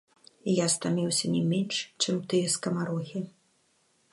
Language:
Belarusian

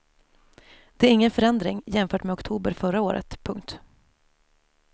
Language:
Swedish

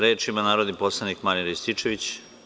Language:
Serbian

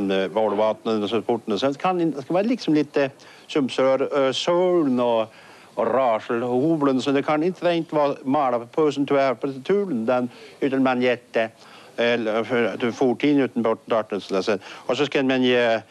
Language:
Swedish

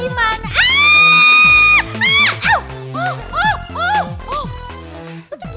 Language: Indonesian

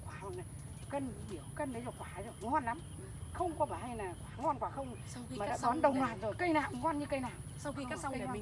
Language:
Vietnamese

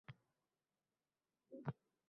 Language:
Uzbek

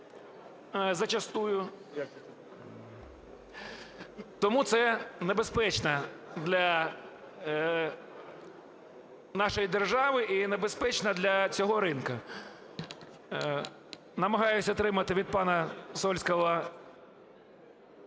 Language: Ukrainian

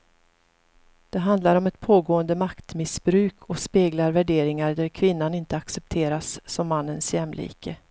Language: Swedish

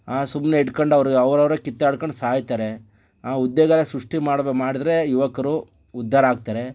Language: Kannada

